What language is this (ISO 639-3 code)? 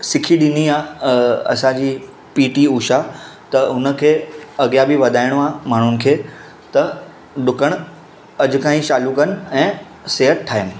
snd